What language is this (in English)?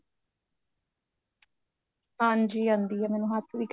Punjabi